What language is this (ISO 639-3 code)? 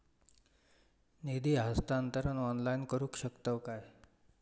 mar